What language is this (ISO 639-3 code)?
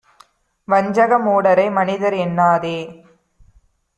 tam